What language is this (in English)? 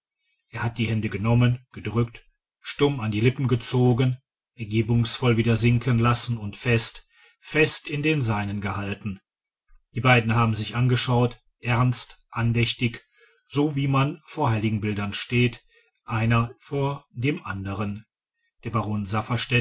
German